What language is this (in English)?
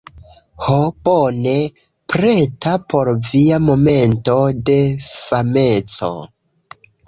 Esperanto